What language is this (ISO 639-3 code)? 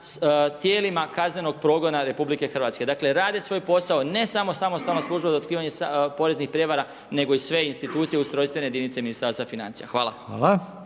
hrv